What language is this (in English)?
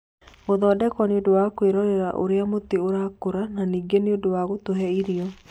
Kikuyu